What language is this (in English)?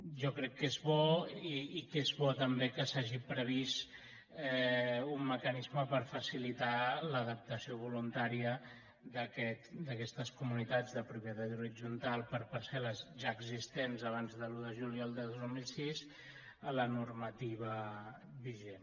Catalan